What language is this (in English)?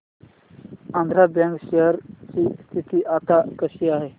Marathi